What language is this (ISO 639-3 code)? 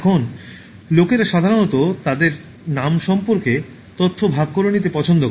ben